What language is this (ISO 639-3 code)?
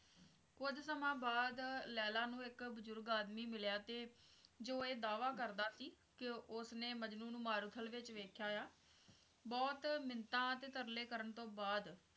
pan